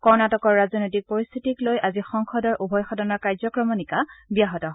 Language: Assamese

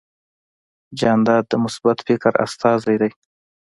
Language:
Pashto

